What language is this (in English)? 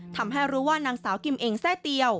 Thai